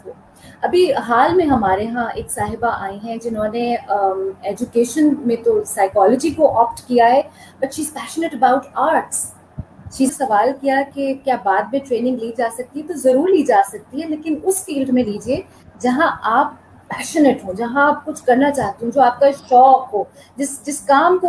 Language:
Urdu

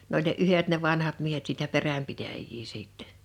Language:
Finnish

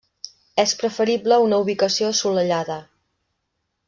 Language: Catalan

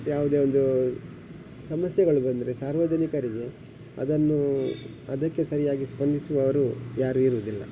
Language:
Kannada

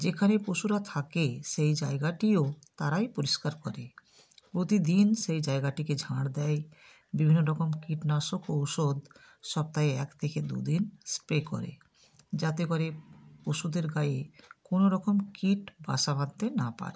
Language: Bangla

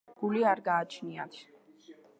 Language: Georgian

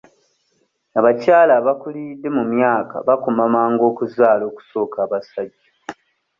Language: Ganda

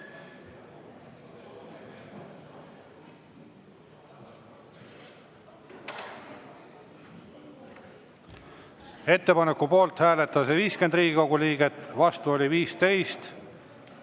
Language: Estonian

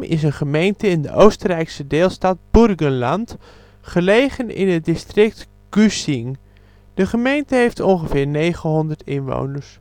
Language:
Dutch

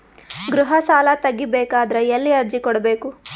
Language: Kannada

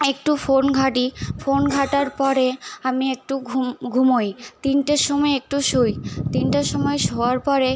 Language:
Bangla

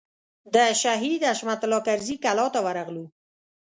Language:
Pashto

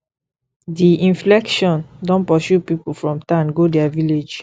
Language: Nigerian Pidgin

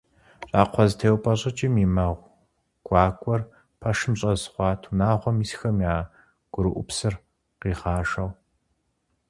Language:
Kabardian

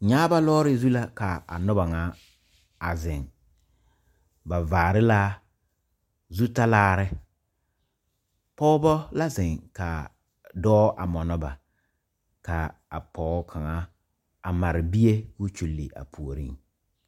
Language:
Southern Dagaare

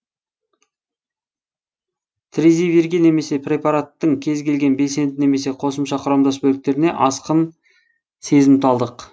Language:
Kazakh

